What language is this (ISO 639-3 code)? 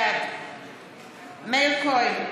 heb